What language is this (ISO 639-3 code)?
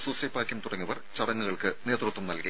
mal